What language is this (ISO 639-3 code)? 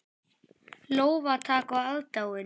isl